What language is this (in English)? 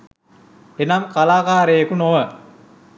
Sinhala